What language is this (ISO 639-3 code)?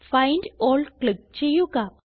mal